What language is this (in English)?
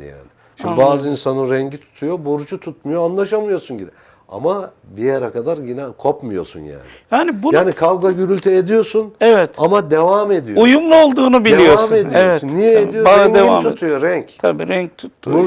Turkish